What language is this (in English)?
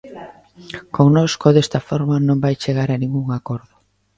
Galician